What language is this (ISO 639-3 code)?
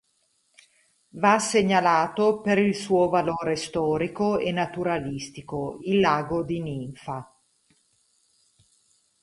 ita